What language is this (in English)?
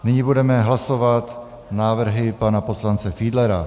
Czech